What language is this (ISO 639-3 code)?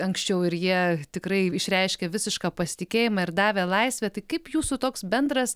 lit